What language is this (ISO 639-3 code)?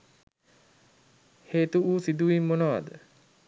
sin